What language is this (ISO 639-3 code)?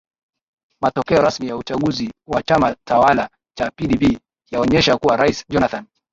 swa